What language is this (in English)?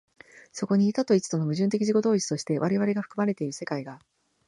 Japanese